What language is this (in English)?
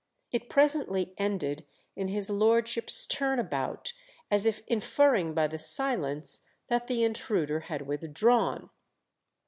English